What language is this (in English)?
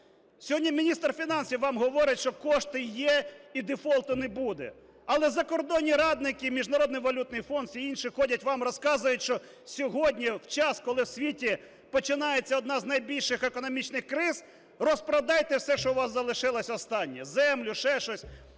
Ukrainian